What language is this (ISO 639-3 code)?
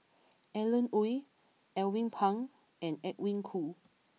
eng